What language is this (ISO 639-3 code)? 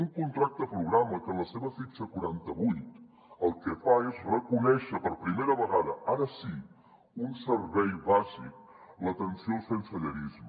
cat